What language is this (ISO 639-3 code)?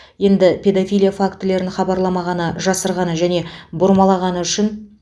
kaz